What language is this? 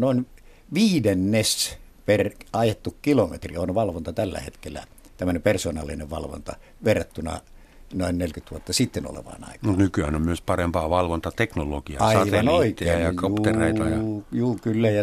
Finnish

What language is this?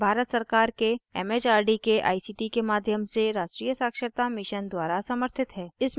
Hindi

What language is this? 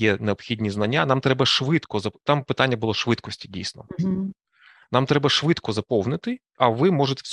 Ukrainian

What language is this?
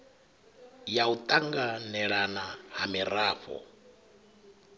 Venda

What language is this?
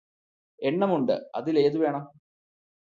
Malayalam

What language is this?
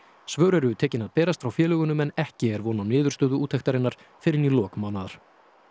Icelandic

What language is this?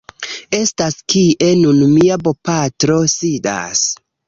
Esperanto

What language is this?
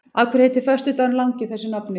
Icelandic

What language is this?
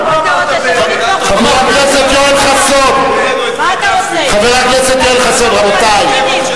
Hebrew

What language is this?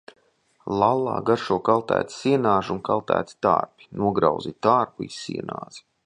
Latvian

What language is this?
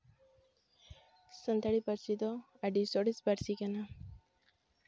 Santali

